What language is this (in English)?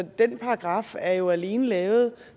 Danish